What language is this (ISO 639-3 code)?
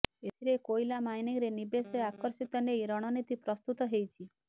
ori